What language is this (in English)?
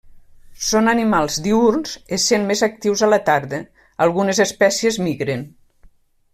Catalan